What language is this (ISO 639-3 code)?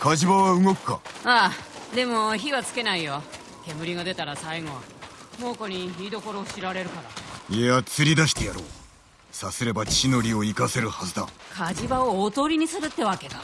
jpn